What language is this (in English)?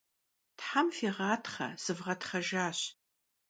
Kabardian